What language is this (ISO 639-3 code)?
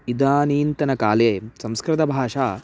san